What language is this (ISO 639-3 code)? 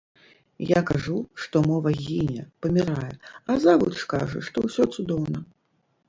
bel